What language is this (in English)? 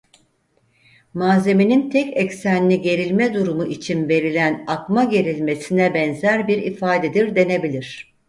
Turkish